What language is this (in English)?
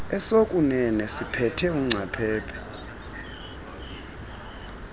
Xhosa